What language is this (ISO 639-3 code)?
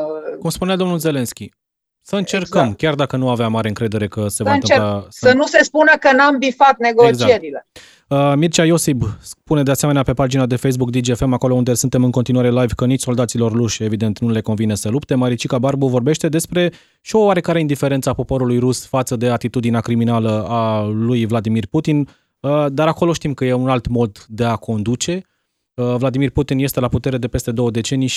ron